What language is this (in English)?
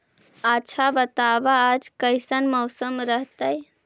Magahi